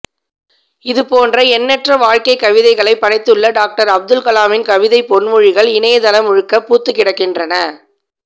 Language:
Tamil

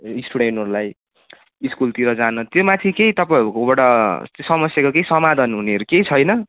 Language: Nepali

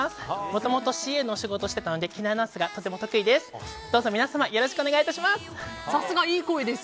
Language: Japanese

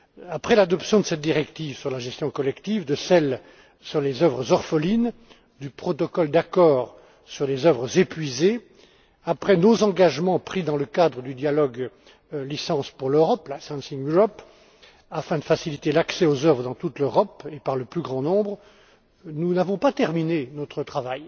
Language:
French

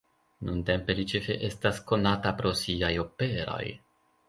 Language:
Esperanto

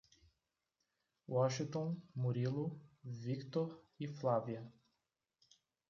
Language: Portuguese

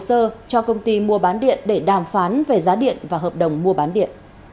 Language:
Vietnamese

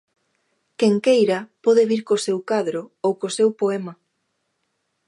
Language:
Galician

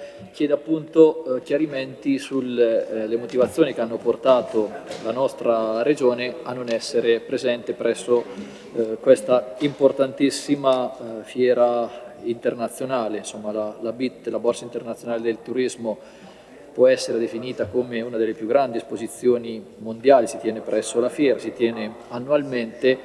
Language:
Italian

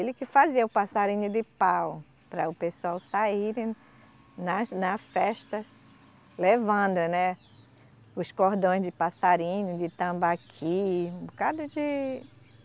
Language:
Portuguese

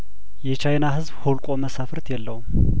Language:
Amharic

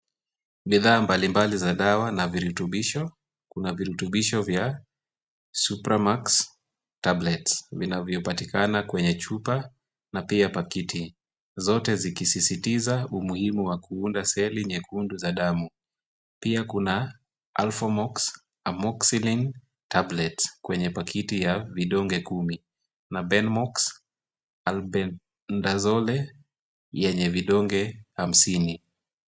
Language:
Swahili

